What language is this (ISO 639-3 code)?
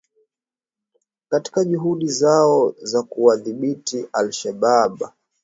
swa